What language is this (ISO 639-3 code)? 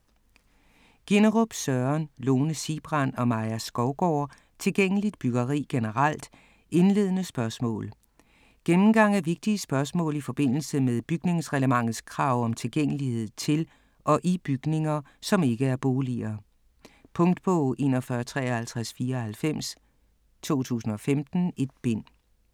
dan